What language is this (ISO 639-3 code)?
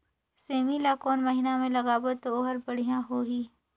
hne